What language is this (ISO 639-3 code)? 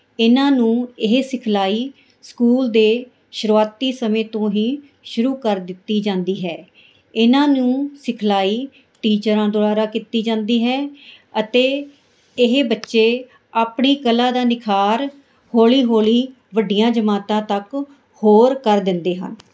pan